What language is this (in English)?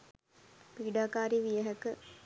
Sinhala